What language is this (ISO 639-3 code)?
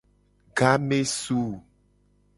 gej